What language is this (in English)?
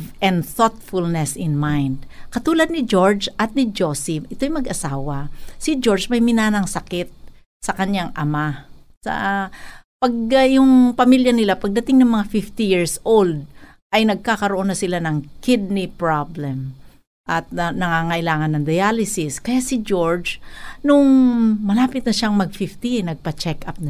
Filipino